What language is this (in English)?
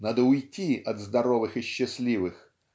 Russian